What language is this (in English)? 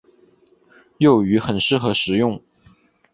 Chinese